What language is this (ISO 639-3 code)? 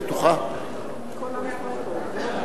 heb